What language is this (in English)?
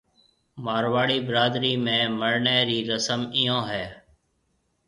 Marwari (Pakistan)